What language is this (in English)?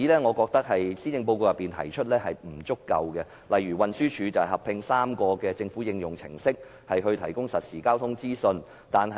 Cantonese